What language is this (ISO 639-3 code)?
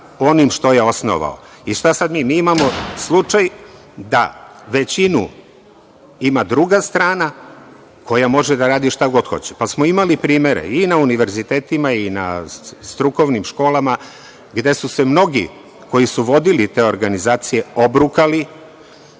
srp